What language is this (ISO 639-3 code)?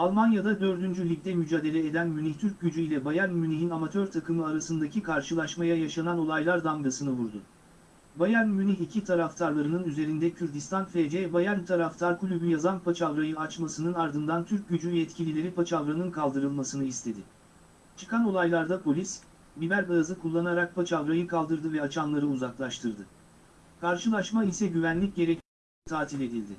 tur